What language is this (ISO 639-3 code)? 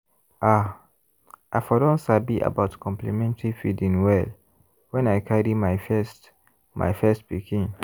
pcm